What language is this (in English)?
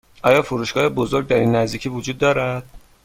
Persian